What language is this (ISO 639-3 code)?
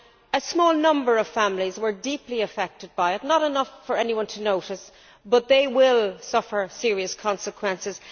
eng